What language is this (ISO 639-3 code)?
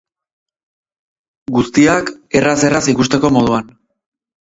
eus